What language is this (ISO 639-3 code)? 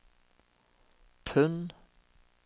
nor